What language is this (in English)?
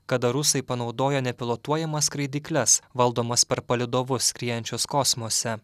Lithuanian